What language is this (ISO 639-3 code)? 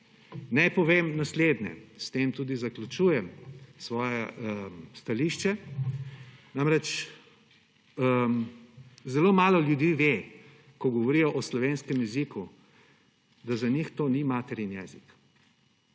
slv